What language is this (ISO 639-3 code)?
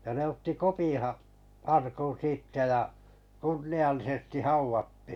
fin